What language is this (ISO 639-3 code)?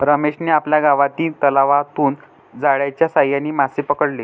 mar